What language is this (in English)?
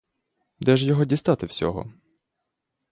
Ukrainian